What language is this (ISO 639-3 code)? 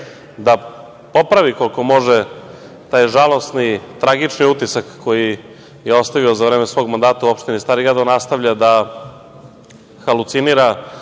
srp